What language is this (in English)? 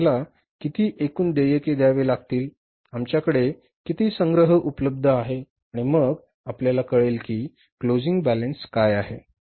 Marathi